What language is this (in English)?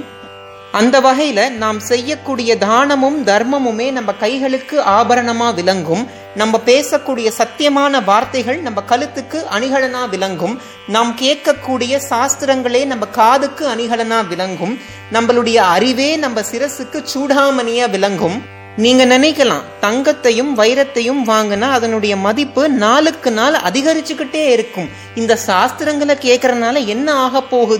Tamil